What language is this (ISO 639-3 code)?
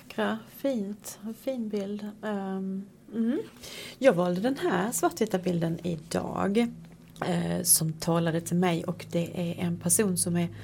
swe